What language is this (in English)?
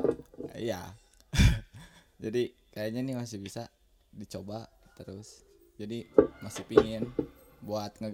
Indonesian